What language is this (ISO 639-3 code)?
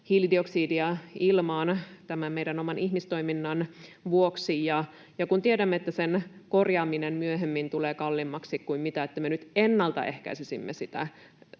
fin